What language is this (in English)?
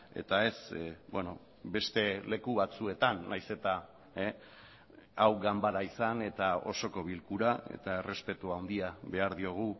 Basque